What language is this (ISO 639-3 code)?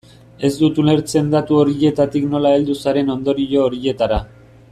eus